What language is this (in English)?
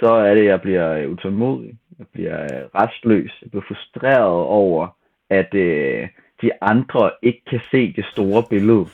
Danish